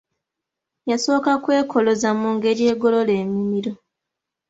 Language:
Ganda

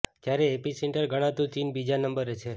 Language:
Gujarati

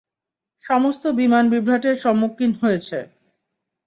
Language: Bangla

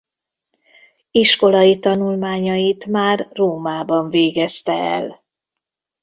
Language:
Hungarian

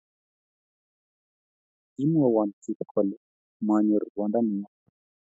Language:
Kalenjin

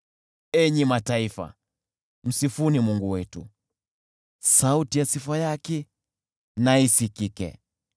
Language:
Swahili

